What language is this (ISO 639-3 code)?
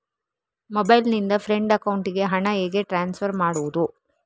kan